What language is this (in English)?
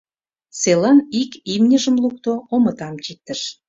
Mari